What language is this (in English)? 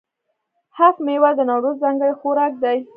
Pashto